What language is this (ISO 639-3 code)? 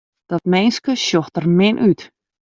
fry